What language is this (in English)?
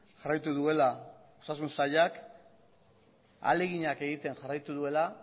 Basque